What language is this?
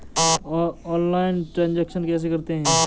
Hindi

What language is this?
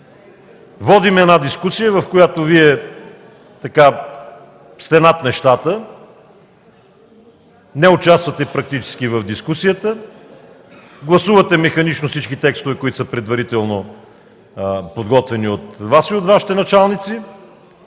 Bulgarian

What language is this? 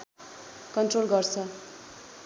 Nepali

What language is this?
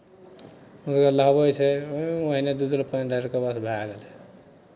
Maithili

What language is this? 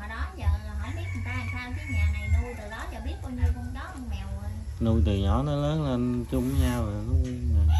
Vietnamese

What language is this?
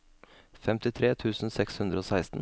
Norwegian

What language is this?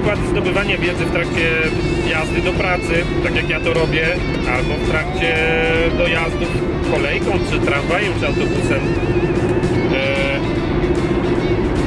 Polish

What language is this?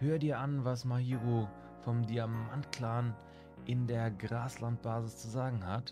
German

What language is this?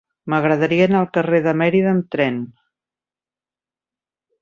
Catalan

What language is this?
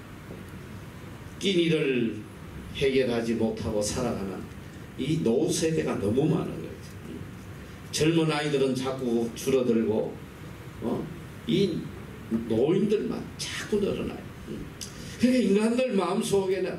Korean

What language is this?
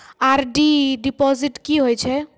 Maithili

